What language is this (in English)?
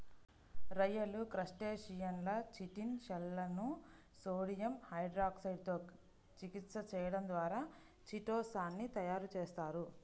Telugu